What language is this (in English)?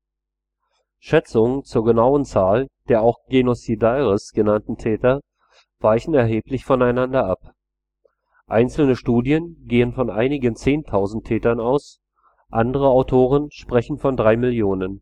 German